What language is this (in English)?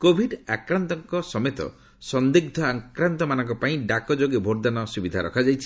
Odia